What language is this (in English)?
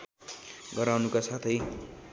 Nepali